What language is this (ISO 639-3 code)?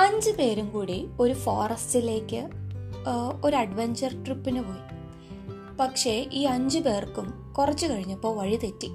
mal